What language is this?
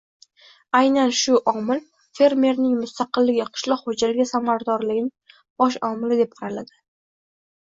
Uzbek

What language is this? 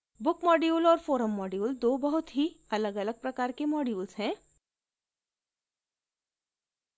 Hindi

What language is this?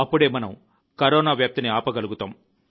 Telugu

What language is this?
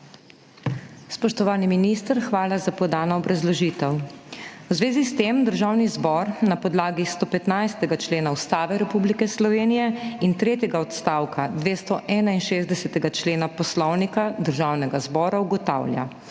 Slovenian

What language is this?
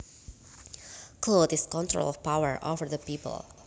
Javanese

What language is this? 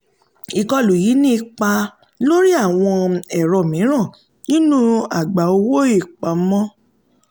Yoruba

